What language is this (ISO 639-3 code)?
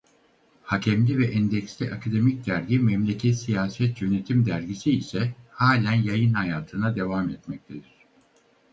tur